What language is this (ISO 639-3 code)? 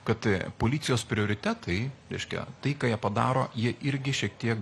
lit